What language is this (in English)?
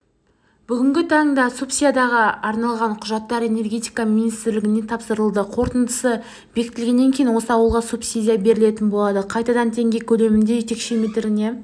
Kazakh